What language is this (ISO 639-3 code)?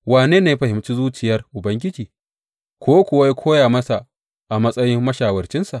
hau